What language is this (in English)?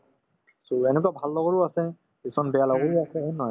Assamese